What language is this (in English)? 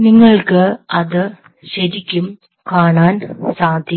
Malayalam